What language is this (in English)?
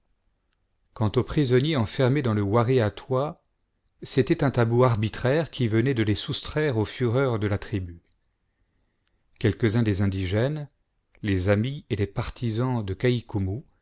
French